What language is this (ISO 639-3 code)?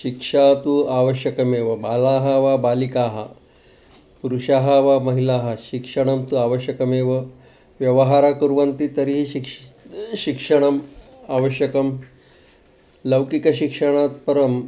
san